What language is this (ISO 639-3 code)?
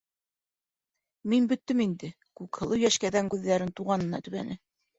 bak